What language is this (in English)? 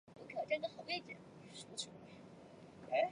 Chinese